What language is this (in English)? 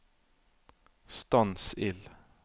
Norwegian